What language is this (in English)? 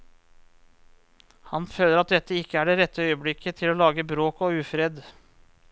Norwegian